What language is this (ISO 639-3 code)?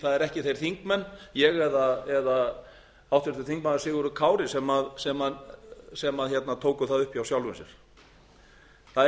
isl